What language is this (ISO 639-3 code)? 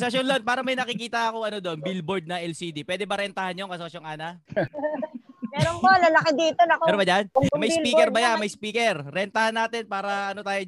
fil